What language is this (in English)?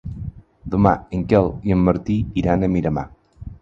Catalan